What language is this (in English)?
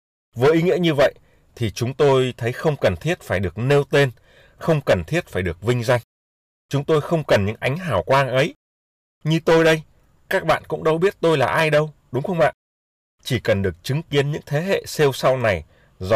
Vietnamese